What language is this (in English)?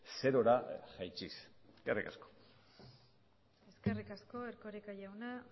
Basque